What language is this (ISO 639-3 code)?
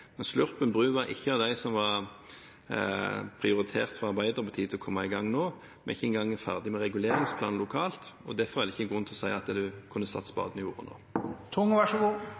nob